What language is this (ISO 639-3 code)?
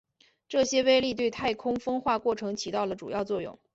zho